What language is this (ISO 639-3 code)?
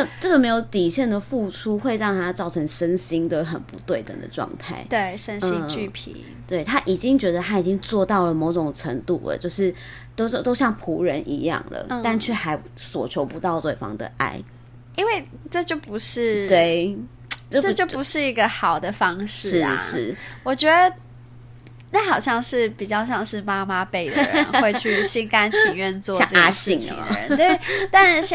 zho